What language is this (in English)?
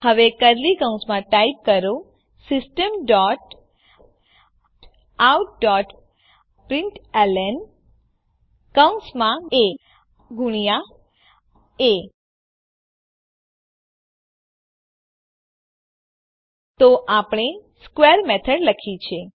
Gujarati